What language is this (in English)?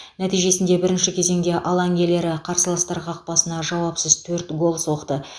Kazakh